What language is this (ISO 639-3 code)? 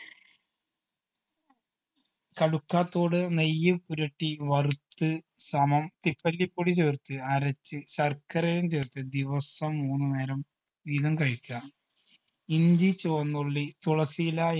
mal